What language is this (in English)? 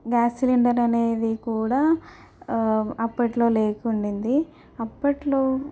Telugu